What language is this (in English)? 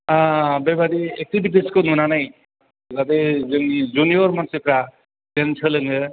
Bodo